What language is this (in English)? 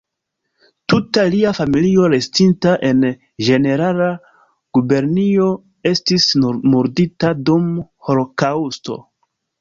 Esperanto